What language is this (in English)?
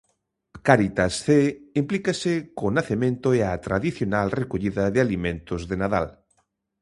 Galician